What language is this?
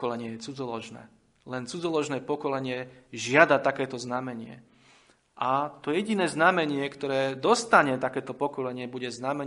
Slovak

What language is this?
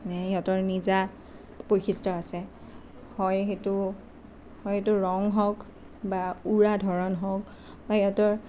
Assamese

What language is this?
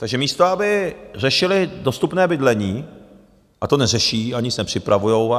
Czech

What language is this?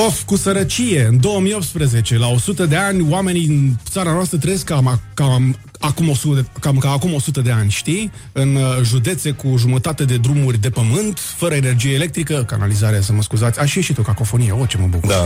Romanian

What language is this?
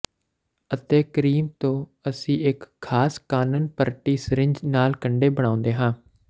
Punjabi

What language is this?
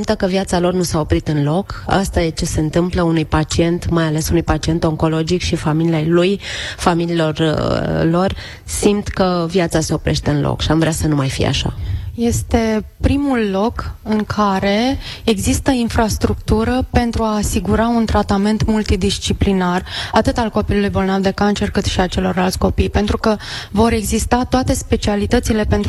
Romanian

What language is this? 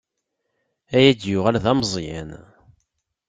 Kabyle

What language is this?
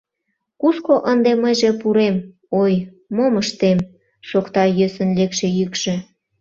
Mari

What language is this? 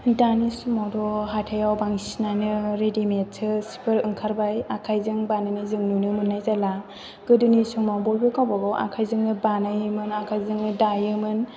Bodo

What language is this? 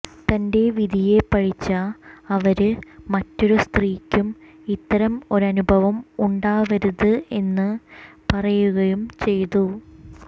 Malayalam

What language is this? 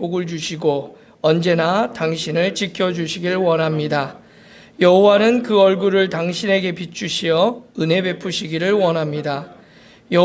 Korean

